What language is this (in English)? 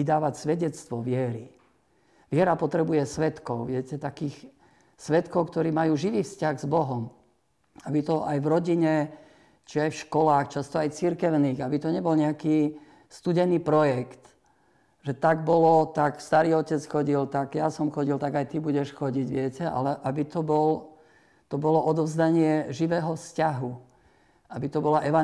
Slovak